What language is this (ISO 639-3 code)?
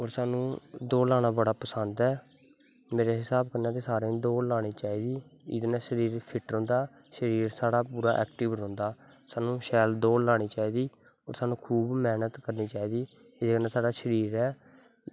doi